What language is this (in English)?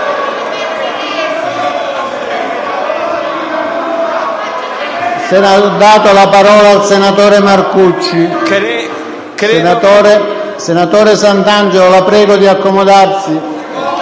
Italian